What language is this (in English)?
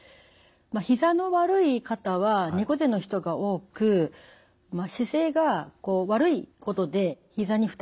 Japanese